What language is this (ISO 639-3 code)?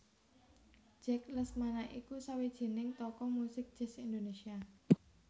jav